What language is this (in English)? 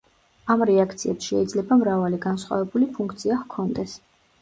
Georgian